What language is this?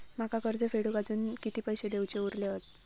Marathi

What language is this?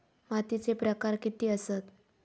Marathi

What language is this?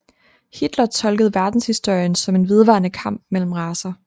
Danish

